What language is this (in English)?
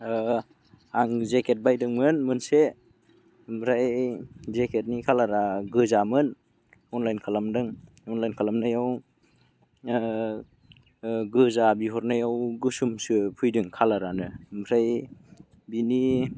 Bodo